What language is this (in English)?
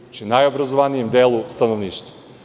Serbian